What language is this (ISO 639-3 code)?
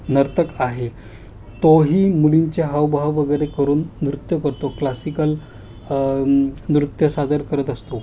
mar